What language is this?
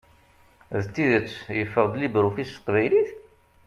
Kabyle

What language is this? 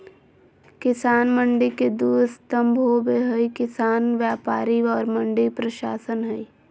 Magahi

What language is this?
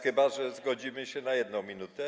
Polish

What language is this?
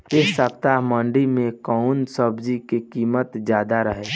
Bhojpuri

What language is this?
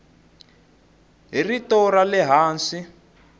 Tsonga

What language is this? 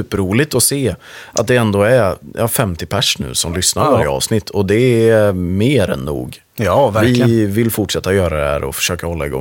Swedish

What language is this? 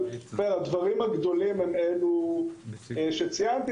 Hebrew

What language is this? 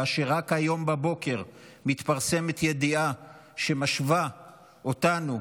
Hebrew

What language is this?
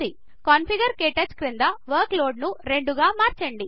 Telugu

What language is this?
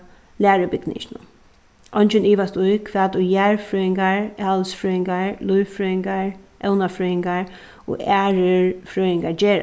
Faroese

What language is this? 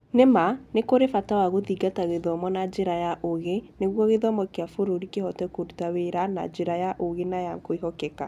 Kikuyu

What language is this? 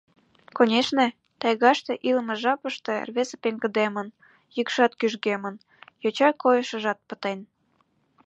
Mari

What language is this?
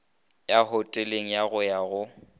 Northern Sotho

